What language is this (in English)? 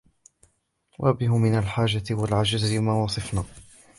Arabic